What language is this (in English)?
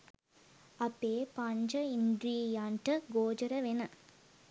Sinhala